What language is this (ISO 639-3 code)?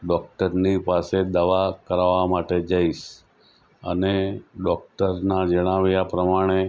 guj